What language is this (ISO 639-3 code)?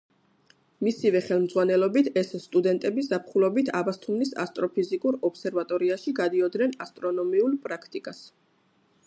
kat